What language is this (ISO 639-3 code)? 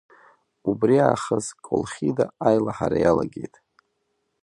abk